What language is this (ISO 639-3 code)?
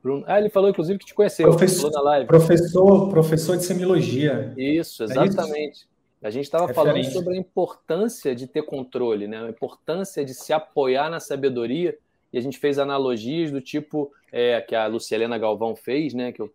por